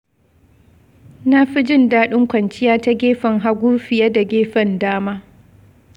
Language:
Hausa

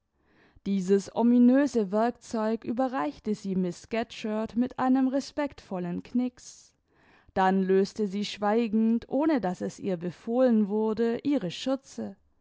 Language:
German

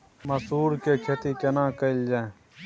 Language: Maithili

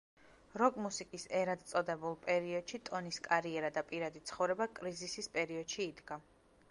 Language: Georgian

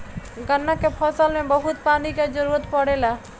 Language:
Bhojpuri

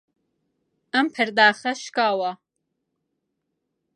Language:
Central Kurdish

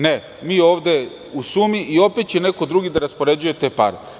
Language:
Serbian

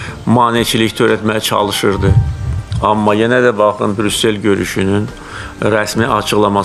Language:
Turkish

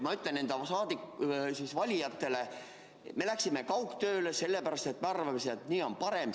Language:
Estonian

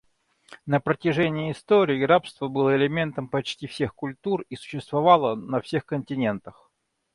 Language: Russian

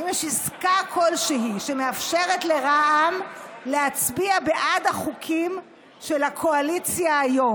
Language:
Hebrew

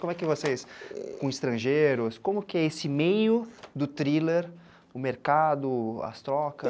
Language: Portuguese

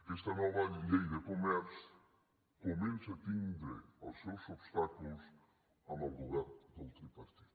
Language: Catalan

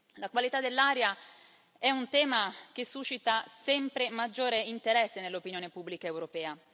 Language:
Italian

